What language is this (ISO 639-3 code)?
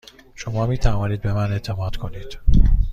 fas